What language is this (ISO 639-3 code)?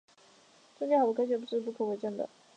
zho